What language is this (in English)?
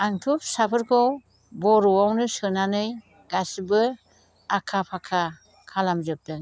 Bodo